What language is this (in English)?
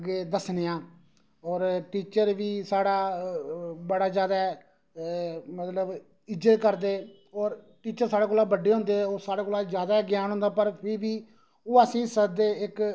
Dogri